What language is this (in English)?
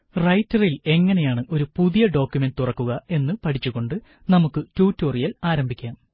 Malayalam